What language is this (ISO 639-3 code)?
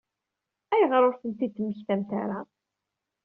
kab